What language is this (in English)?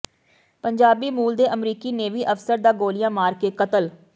Punjabi